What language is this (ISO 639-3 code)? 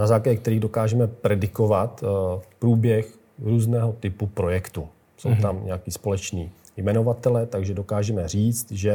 ces